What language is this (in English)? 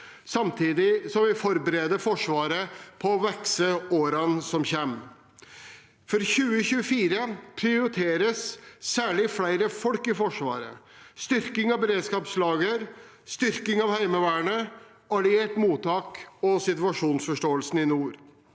Norwegian